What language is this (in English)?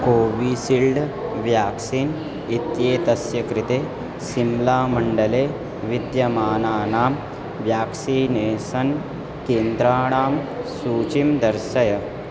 Sanskrit